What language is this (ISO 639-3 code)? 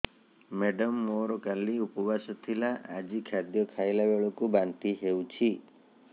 ori